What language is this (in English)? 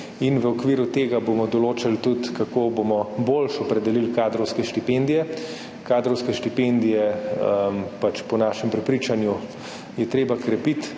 Slovenian